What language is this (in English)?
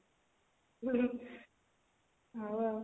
Odia